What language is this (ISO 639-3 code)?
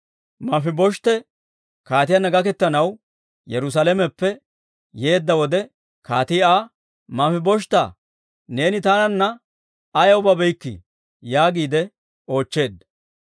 dwr